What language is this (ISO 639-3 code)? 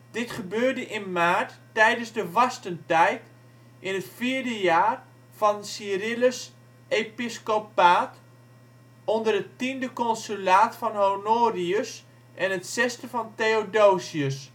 nld